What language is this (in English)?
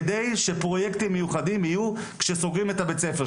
Hebrew